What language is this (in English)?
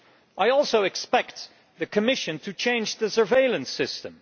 English